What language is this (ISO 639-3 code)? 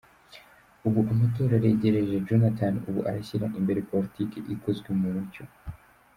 kin